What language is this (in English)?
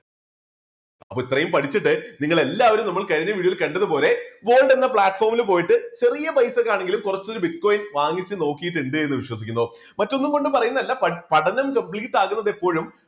Malayalam